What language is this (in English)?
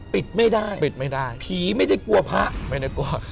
Thai